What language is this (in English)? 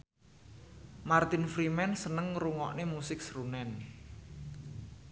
Javanese